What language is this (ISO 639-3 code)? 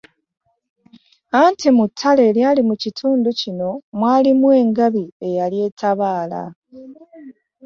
lug